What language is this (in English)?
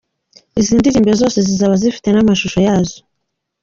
Kinyarwanda